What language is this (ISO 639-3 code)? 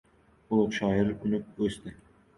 uzb